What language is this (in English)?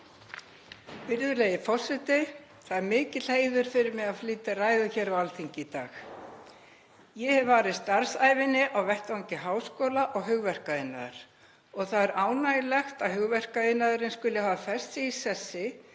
Icelandic